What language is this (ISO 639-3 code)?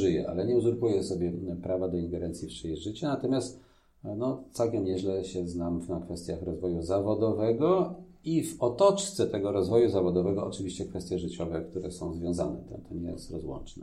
pol